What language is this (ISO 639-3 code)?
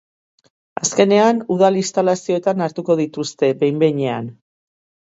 eus